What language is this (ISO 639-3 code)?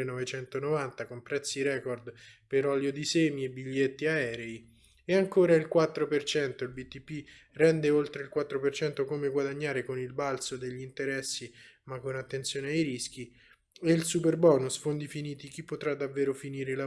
ita